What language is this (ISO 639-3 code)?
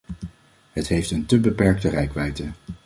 nld